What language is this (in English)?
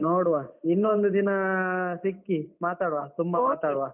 Kannada